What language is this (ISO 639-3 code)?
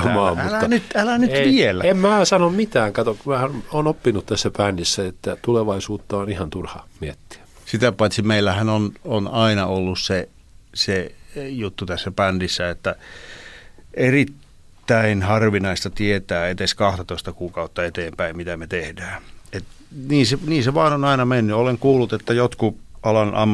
fin